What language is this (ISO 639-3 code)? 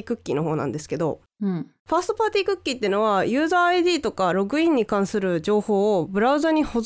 jpn